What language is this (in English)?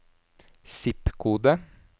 Norwegian